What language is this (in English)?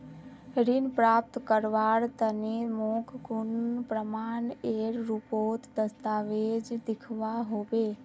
Magahi